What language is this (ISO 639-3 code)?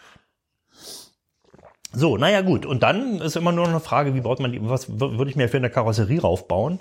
deu